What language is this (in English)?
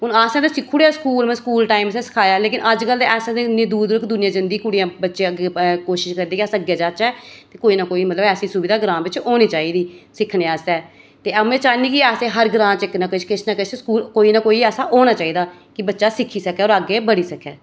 Dogri